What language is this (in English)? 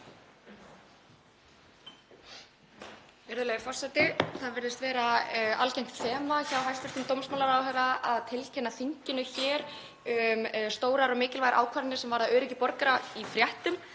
Icelandic